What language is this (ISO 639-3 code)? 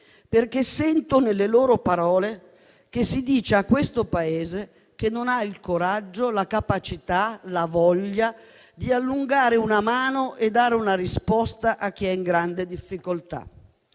ita